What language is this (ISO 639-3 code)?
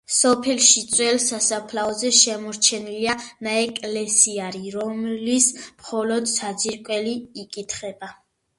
kat